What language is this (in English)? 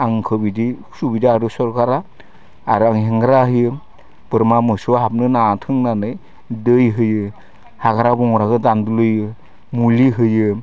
Bodo